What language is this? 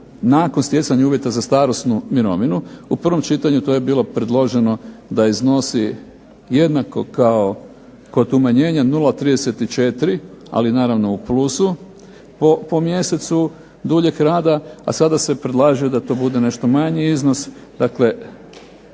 Croatian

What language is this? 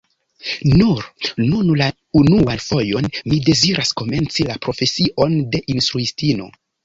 Esperanto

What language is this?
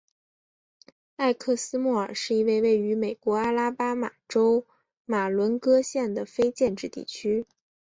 Chinese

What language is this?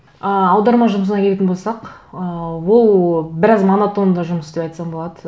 Kazakh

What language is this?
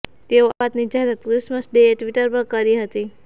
Gujarati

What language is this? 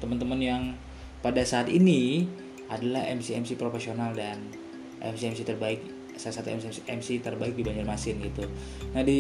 Indonesian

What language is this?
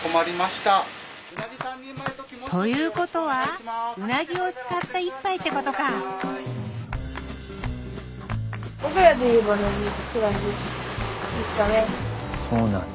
Japanese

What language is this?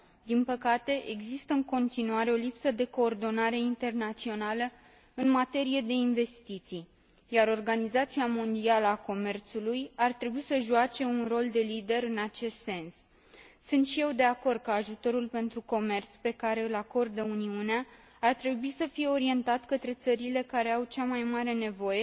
Romanian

